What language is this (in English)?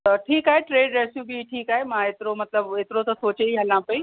Sindhi